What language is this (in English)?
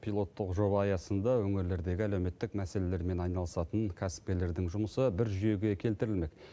Kazakh